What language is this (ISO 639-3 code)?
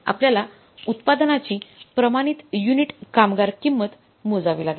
mar